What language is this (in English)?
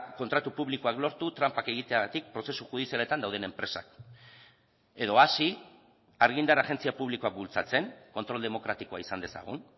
Basque